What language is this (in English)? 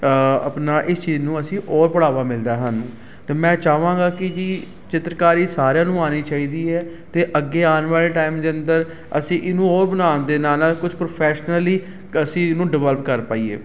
Punjabi